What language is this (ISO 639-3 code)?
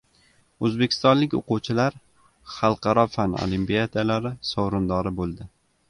uzb